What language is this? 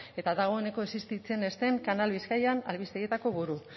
Basque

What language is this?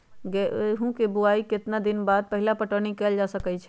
Magahi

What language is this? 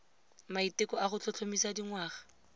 Tswana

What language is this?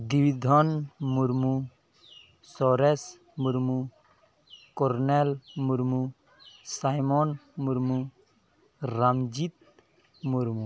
Santali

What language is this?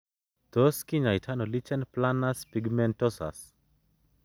Kalenjin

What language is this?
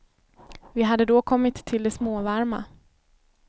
Swedish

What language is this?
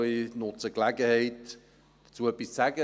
Swiss German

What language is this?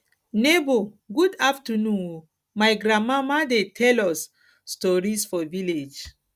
Nigerian Pidgin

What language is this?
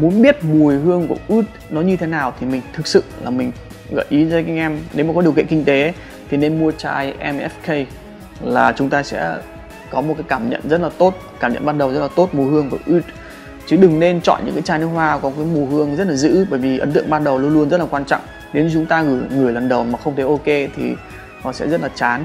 Vietnamese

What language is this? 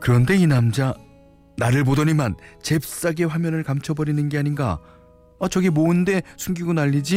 Korean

